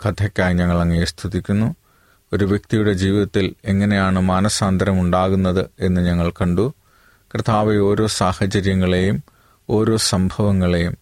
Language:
Malayalam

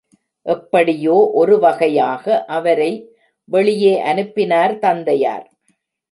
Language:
Tamil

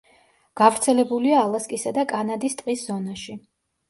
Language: Georgian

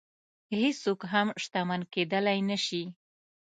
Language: Pashto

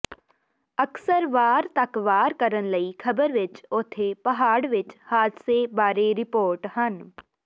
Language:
Punjabi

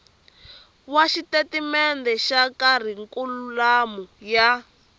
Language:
Tsonga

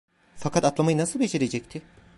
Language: Turkish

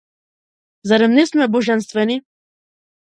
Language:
Macedonian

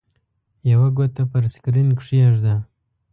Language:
Pashto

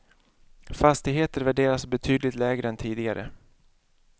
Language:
Swedish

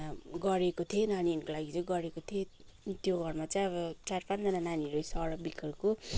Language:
Nepali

